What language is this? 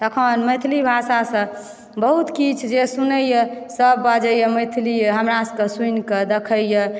Maithili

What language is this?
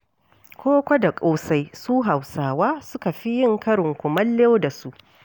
Hausa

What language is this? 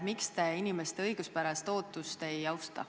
Estonian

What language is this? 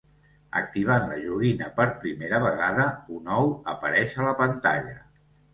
Catalan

